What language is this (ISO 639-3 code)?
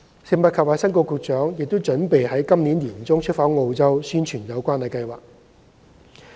yue